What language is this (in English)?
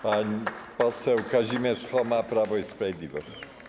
Polish